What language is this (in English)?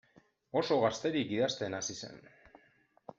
Basque